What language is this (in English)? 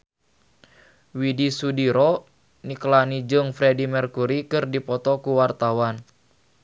Sundanese